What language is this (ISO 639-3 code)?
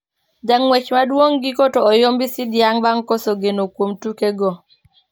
luo